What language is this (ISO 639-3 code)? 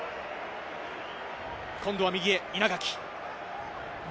jpn